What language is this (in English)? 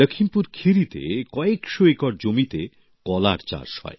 Bangla